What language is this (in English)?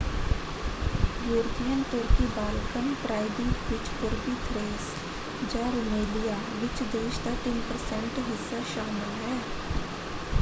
Punjabi